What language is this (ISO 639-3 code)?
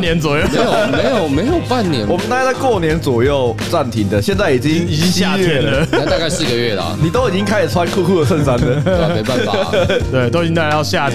zho